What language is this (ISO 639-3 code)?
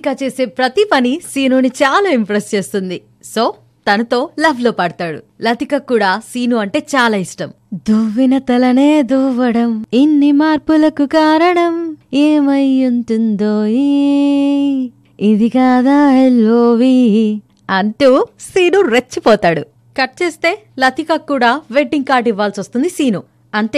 tel